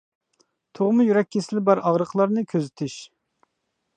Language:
Uyghur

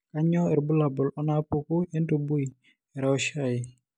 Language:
Masai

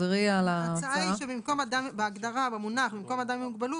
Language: Hebrew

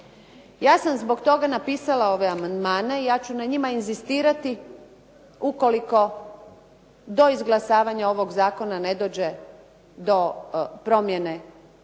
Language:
Croatian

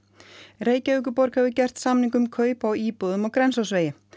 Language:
Icelandic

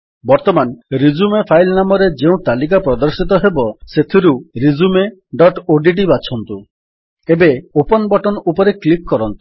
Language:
Odia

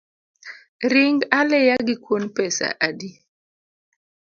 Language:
Luo (Kenya and Tanzania)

